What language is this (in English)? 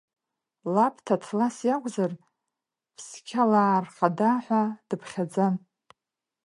Abkhazian